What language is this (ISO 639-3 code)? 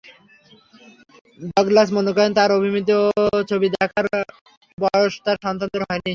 ben